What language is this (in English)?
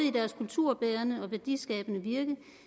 Danish